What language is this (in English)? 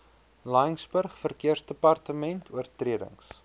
Afrikaans